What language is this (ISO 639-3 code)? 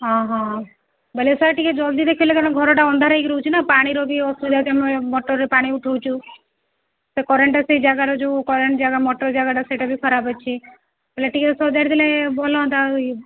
ori